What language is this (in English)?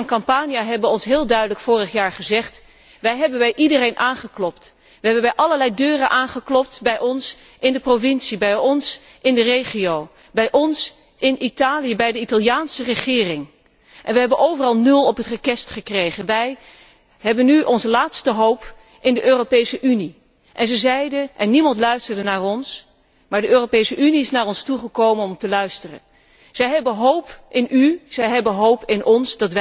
Dutch